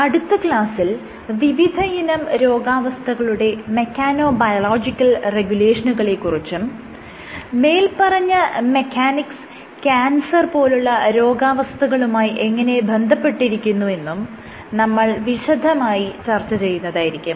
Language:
Malayalam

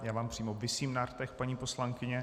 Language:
Czech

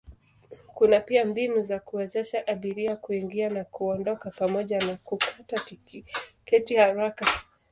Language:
Swahili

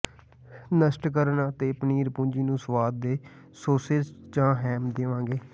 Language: Punjabi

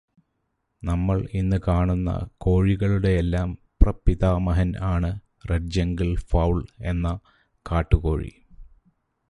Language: Malayalam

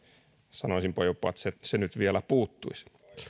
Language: Finnish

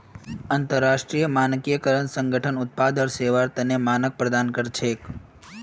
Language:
Magahi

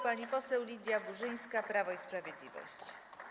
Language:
Polish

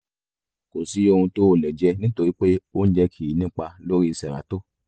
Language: Yoruba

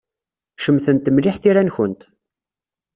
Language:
Kabyle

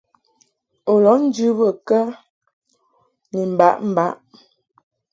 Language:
Mungaka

